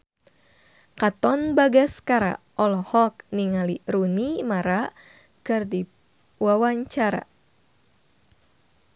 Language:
Sundanese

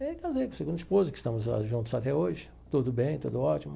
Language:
Portuguese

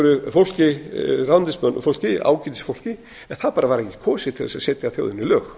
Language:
Icelandic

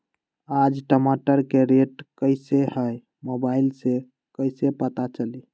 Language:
Magahi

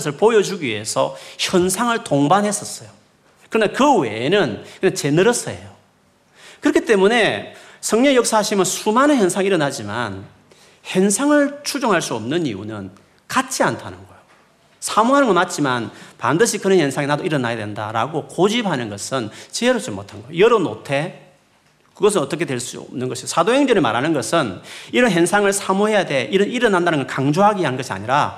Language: Korean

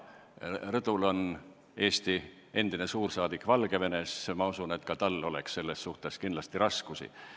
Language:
Estonian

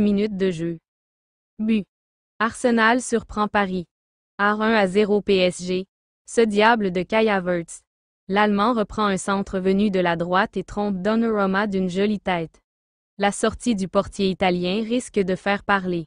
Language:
French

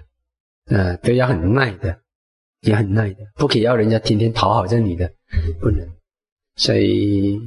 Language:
Chinese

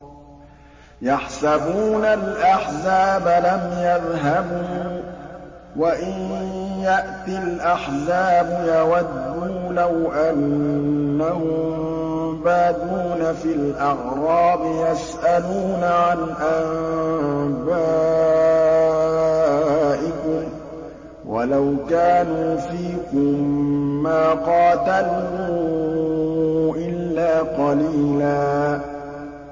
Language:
Arabic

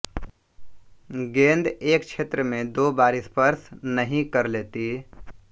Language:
Hindi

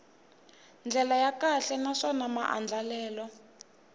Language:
Tsonga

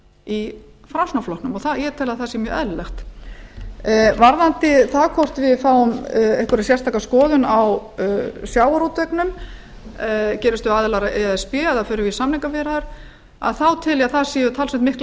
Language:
Icelandic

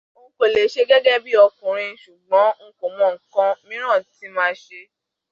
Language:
Yoruba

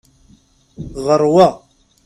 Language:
Kabyle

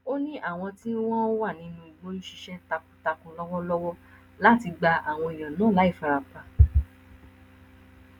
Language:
Yoruba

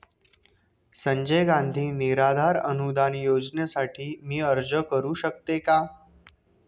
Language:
Marathi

